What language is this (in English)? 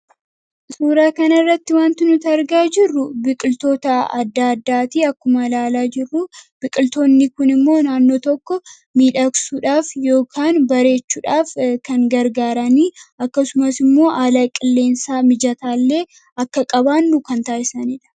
Oromo